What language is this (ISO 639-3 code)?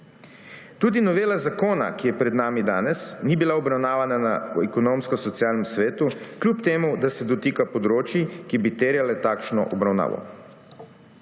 slv